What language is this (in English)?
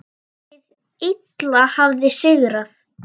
Icelandic